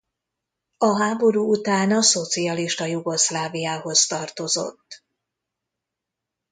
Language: Hungarian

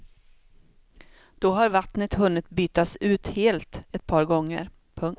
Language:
Swedish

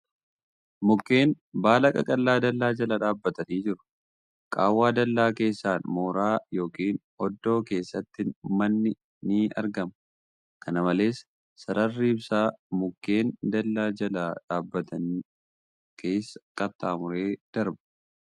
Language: Oromo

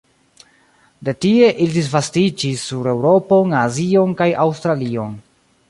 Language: Esperanto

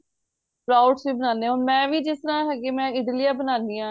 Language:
Punjabi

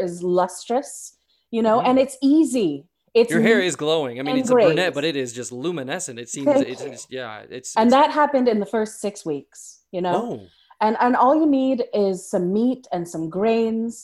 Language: English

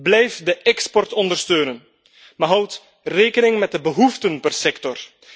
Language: Dutch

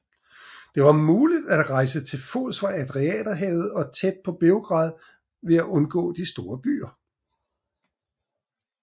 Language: Danish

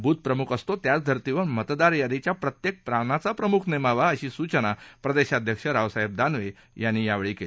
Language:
Marathi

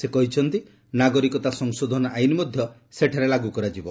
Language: Odia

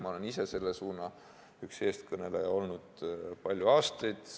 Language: Estonian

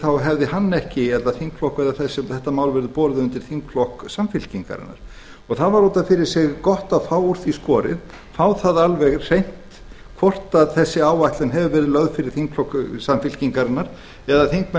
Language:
Icelandic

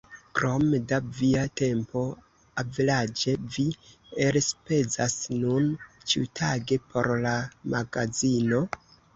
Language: Esperanto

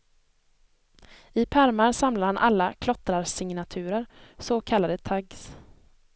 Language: Swedish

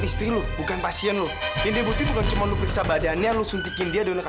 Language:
Indonesian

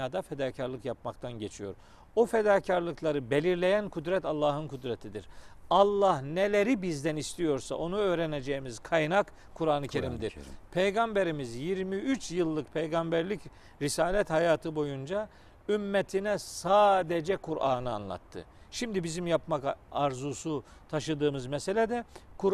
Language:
Turkish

